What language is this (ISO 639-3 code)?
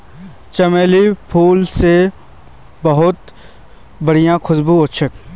mag